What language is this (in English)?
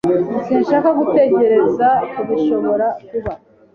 Kinyarwanda